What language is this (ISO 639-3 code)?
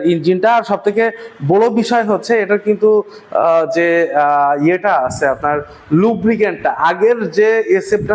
ben